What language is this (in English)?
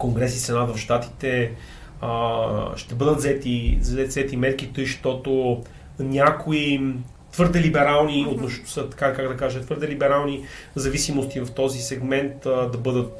Bulgarian